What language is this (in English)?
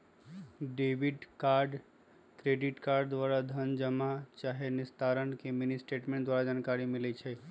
Magahi